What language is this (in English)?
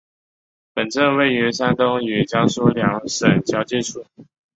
Chinese